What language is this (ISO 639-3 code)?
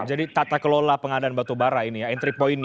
ind